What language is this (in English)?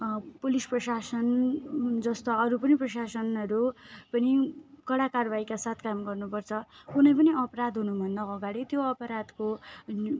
Nepali